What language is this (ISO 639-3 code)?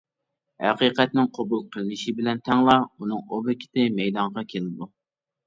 uig